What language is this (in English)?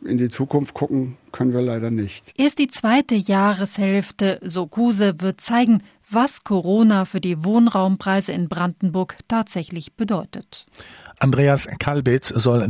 German